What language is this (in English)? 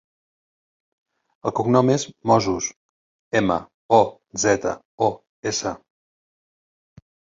Catalan